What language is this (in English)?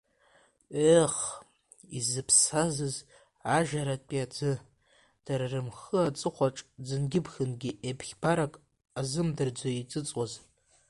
Abkhazian